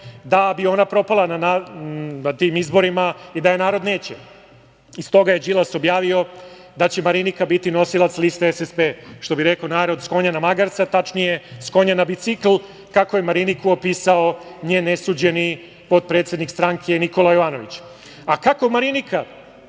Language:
Serbian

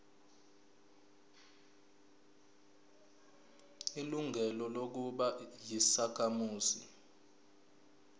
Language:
Zulu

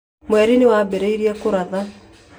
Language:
Kikuyu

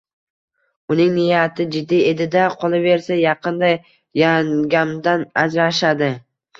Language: Uzbek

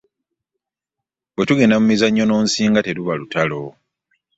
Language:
Ganda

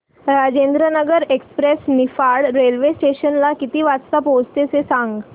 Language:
Marathi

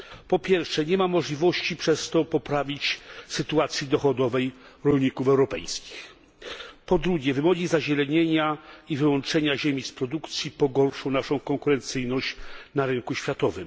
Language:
Polish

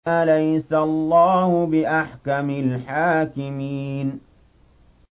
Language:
Arabic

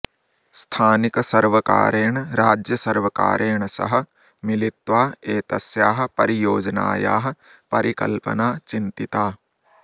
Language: Sanskrit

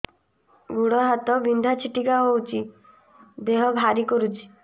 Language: Odia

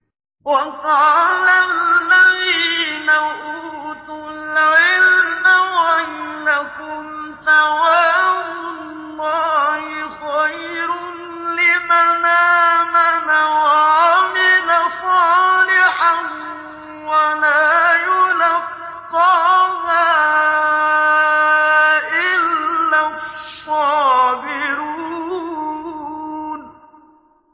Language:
Arabic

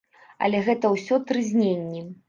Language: Belarusian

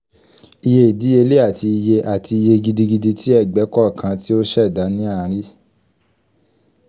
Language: Yoruba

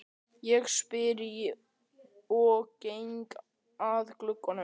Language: Icelandic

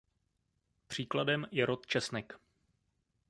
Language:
Czech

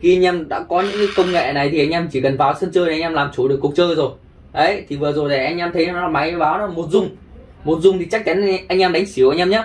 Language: Vietnamese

